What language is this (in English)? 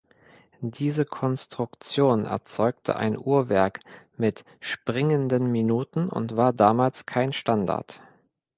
German